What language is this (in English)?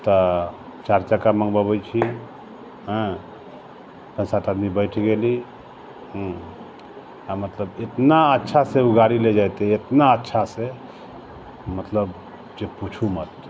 Maithili